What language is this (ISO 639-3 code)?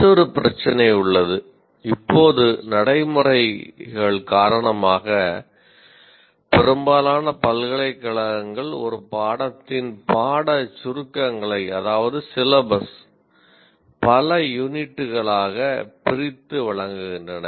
tam